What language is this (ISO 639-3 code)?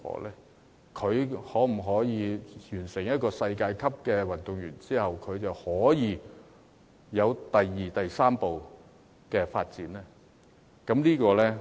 yue